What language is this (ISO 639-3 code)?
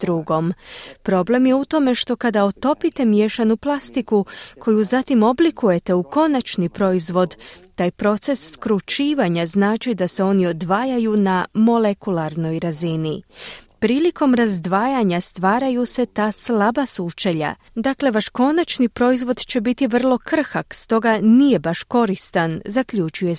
hrv